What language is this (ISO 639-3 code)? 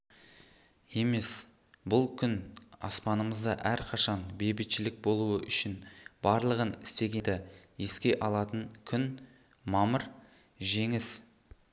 kaz